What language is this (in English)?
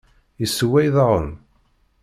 Kabyle